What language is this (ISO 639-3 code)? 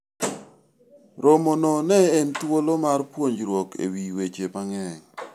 luo